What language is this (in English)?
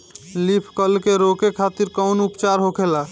Bhojpuri